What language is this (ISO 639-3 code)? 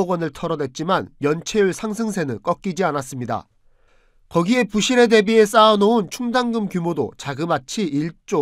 kor